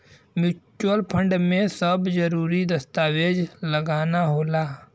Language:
Bhojpuri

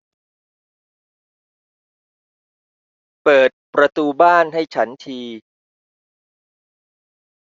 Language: Thai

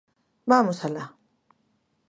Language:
Galician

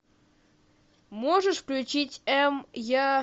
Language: Russian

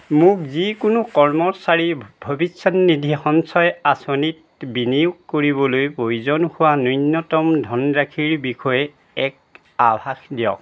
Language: Assamese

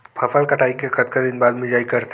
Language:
Chhattisgarhi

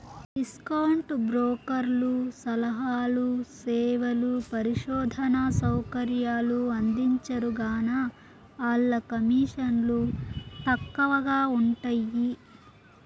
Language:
Telugu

